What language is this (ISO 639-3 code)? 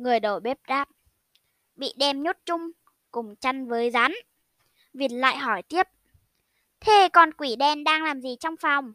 vie